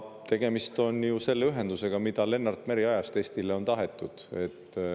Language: Estonian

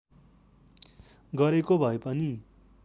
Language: Nepali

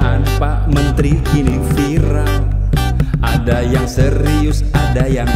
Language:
Indonesian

